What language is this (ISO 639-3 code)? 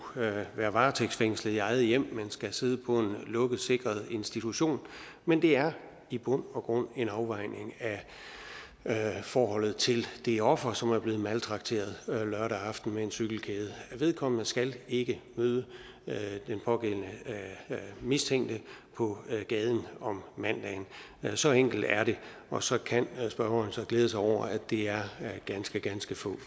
dan